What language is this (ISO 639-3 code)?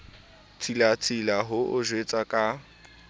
sot